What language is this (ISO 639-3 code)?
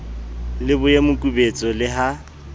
sot